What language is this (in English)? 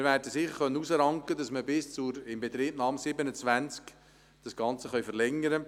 Swiss German